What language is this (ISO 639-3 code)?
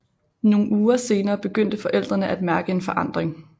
dan